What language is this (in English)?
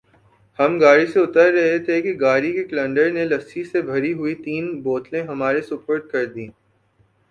Urdu